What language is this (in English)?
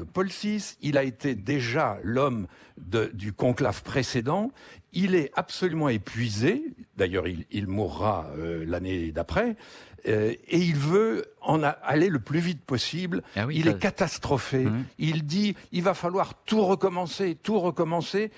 French